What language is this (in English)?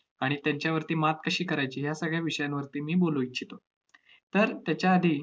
Marathi